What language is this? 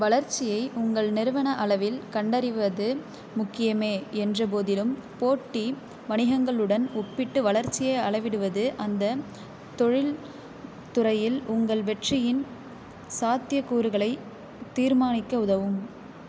Tamil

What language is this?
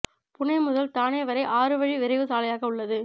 Tamil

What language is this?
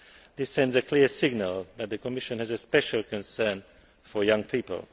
English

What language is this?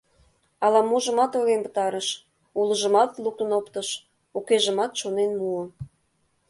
Mari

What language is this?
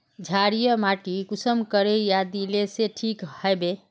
Magahi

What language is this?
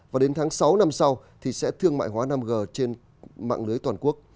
Vietnamese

